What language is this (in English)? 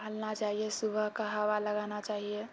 Maithili